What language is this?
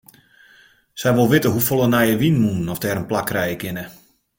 Western Frisian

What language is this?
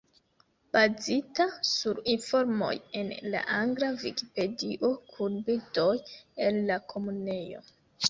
Esperanto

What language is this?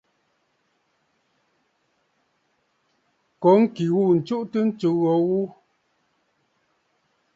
Bafut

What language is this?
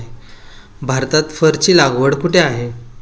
Marathi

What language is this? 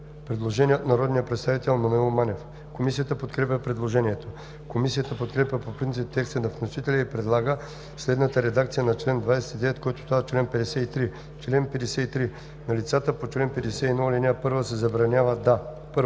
Bulgarian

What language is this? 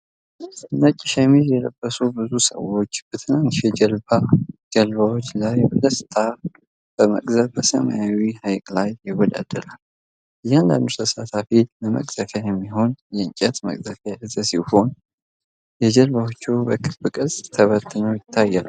Amharic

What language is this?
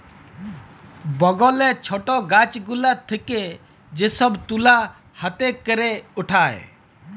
Bangla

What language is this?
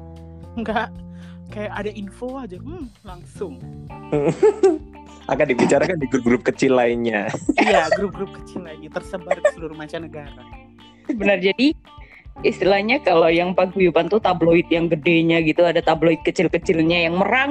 Indonesian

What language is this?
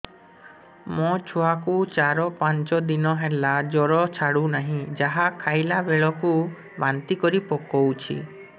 Odia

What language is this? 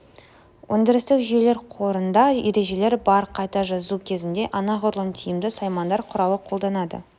Kazakh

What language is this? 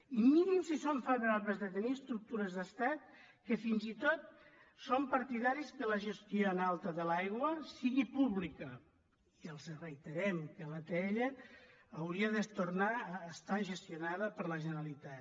Catalan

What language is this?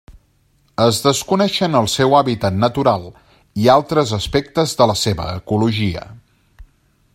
Catalan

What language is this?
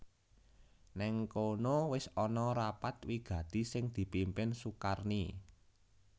Javanese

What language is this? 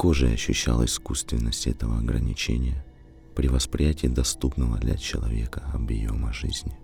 Russian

